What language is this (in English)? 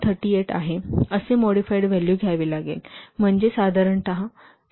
Marathi